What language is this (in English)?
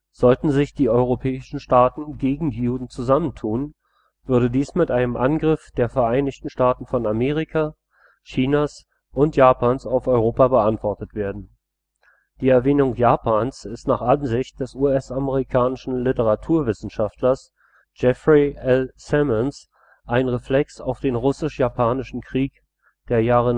German